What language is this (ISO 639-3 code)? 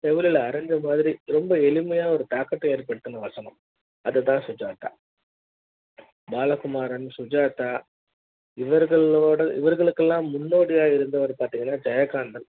tam